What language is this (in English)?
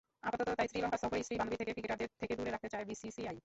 Bangla